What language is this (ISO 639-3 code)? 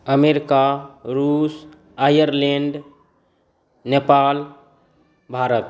mai